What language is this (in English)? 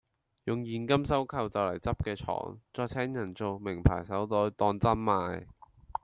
Cantonese